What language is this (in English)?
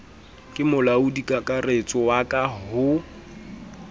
Southern Sotho